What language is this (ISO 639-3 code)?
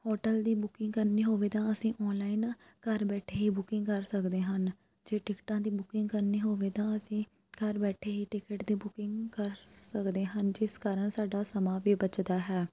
pan